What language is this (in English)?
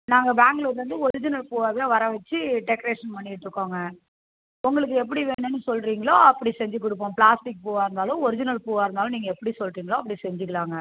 Tamil